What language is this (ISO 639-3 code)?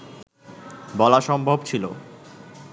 ben